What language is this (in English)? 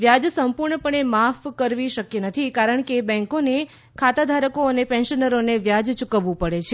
Gujarati